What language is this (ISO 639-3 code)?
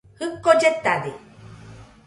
hux